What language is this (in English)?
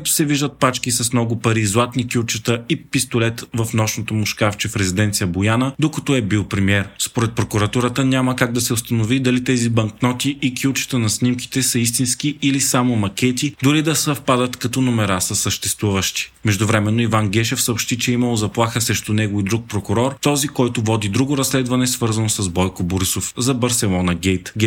Bulgarian